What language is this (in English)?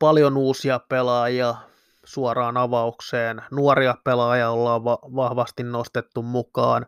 Finnish